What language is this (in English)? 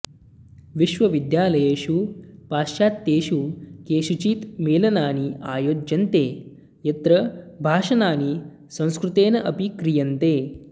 Sanskrit